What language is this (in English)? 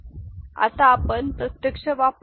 Marathi